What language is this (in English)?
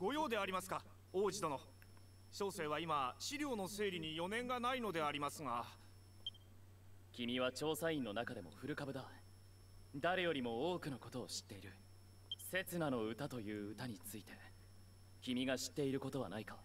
Japanese